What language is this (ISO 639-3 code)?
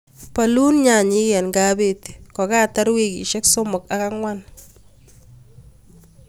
kln